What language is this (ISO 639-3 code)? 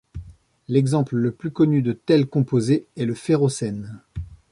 fra